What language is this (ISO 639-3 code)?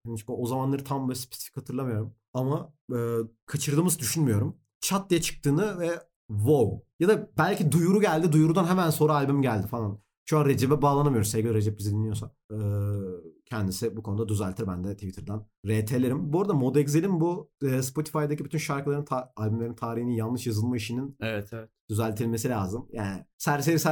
tur